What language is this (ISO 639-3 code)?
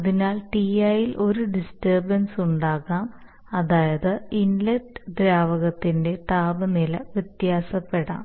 mal